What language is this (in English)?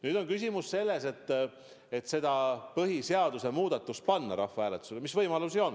Estonian